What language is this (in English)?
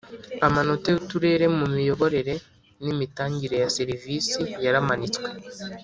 Kinyarwanda